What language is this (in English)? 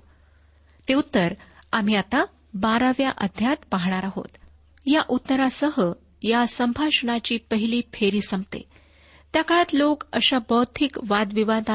Marathi